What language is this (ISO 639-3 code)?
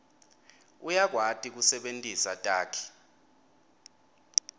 ssw